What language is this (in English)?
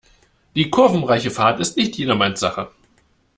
German